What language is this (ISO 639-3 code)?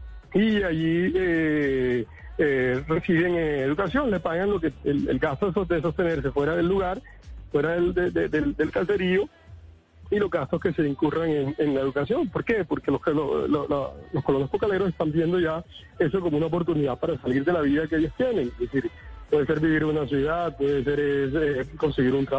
spa